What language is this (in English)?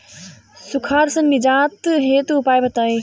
Bhojpuri